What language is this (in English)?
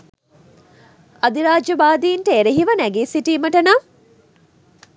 Sinhala